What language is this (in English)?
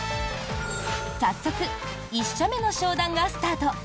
Japanese